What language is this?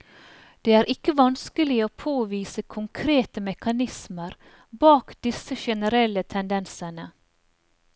Norwegian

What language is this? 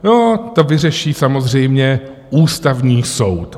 Czech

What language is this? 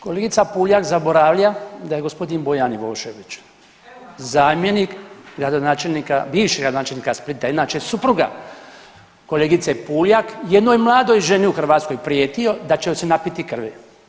Croatian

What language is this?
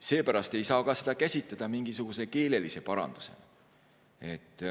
Estonian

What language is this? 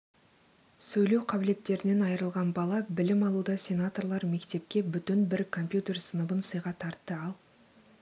Kazakh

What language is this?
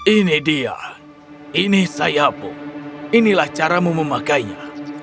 Indonesian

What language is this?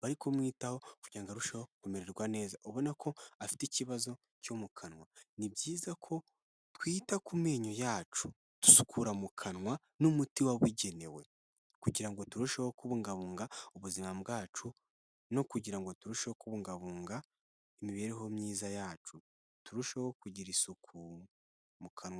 Kinyarwanda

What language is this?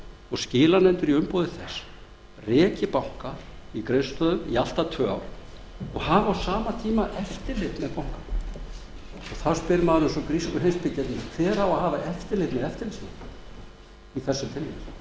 Icelandic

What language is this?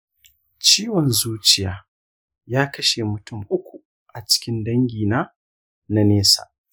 Hausa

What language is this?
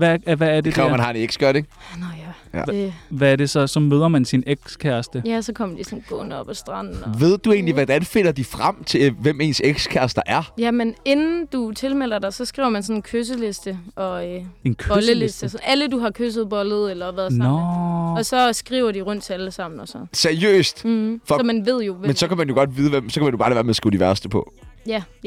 Danish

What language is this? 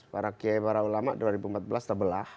Indonesian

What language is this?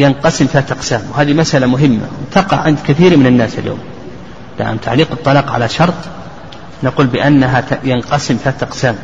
Arabic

